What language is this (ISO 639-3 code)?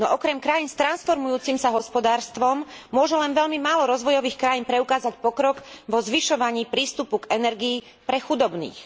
slk